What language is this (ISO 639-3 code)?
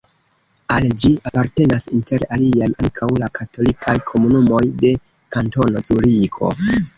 epo